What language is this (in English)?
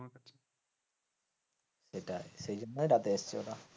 Bangla